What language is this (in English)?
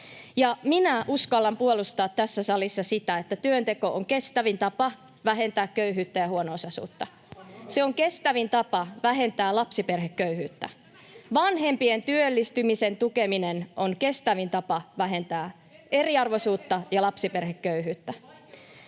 Finnish